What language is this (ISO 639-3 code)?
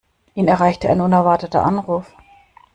deu